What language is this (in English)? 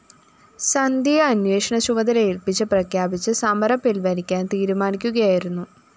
Malayalam